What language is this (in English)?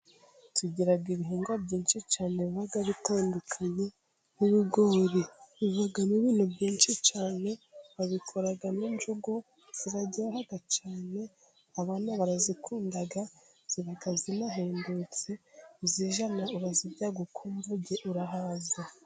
Kinyarwanda